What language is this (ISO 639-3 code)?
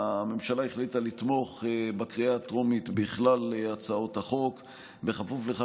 heb